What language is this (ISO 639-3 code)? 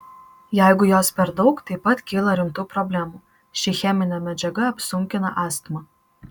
lit